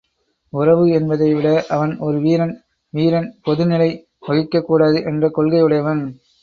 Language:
Tamil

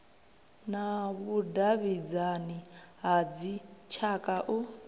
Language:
Venda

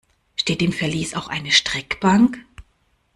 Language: German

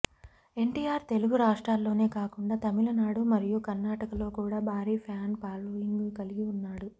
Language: Telugu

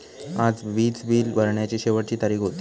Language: Marathi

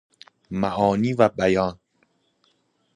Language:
Persian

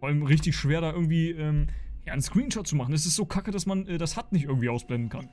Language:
German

